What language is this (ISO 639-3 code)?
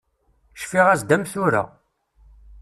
kab